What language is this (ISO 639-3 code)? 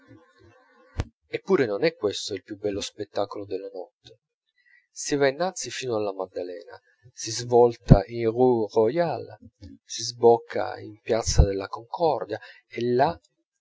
ita